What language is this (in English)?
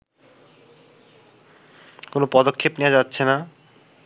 Bangla